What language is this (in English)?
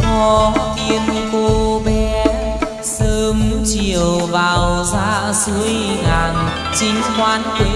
Vietnamese